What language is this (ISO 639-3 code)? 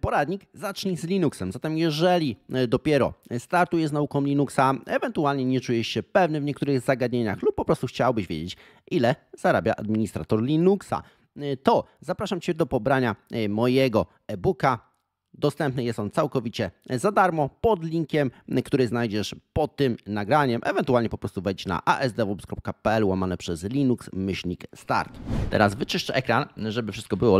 pol